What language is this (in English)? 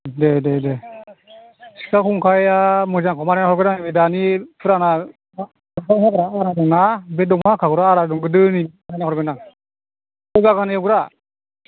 Bodo